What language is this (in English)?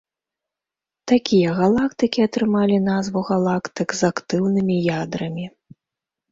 Belarusian